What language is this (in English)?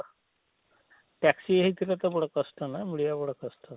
Odia